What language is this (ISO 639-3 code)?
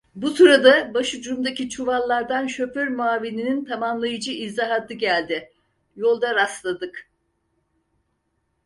tur